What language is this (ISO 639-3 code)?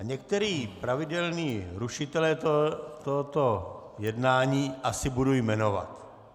ces